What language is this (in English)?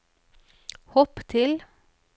Norwegian